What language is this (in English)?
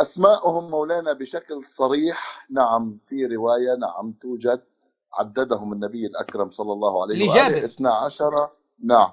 Arabic